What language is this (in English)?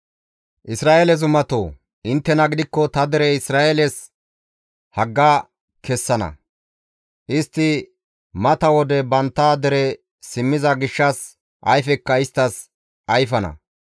Gamo